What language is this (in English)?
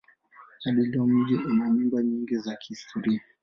Swahili